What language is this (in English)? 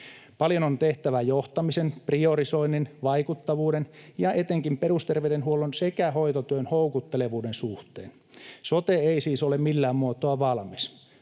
Finnish